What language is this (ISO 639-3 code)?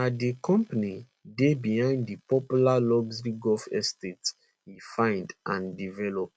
pcm